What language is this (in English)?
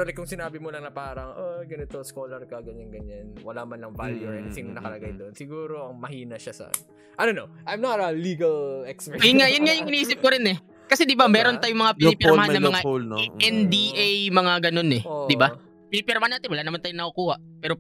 Filipino